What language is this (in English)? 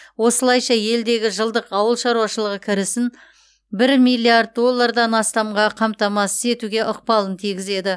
Kazakh